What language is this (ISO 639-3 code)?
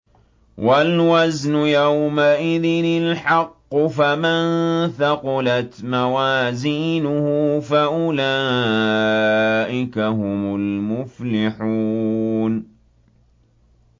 ara